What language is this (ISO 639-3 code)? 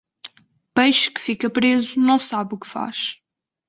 por